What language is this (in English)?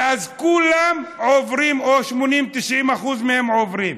Hebrew